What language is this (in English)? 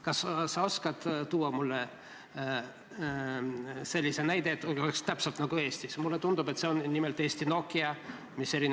Estonian